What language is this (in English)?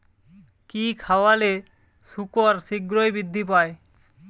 Bangla